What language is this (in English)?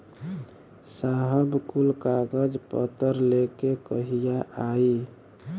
Bhojpuri